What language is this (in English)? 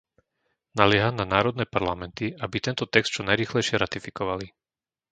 Slovak